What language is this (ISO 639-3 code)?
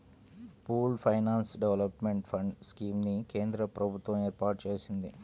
tel